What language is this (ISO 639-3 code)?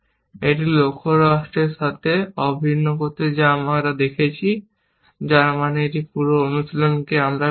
ben